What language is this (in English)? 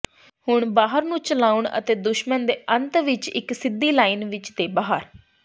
Punjabi